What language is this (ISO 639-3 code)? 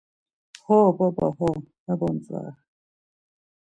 lzz